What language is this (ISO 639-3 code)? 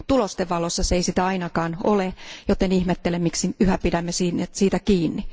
fin